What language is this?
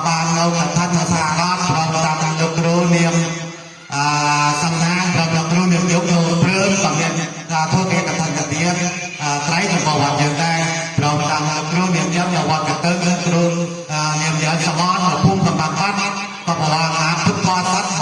Indonesian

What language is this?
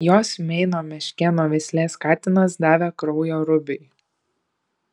Lithuanian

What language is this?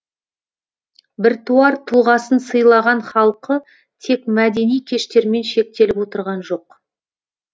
Kazakh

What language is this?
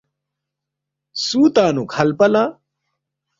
Balti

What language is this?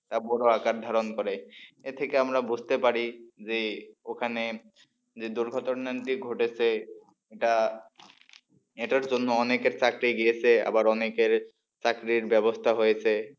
Bangla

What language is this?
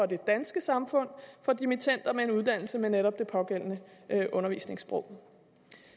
Danish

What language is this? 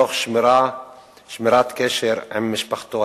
Hebrew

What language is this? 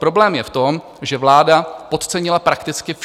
Czech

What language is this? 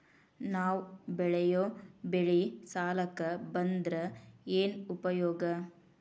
Kannada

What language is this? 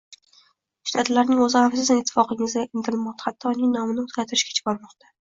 Uzbek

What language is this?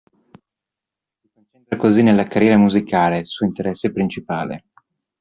Italian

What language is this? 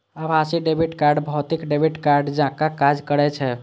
Maithili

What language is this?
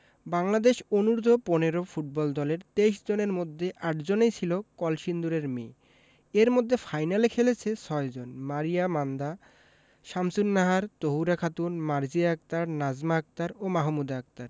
Bangla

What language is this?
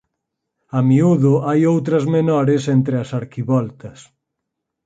Galician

